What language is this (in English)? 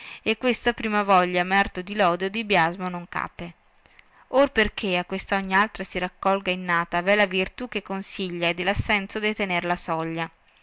Italian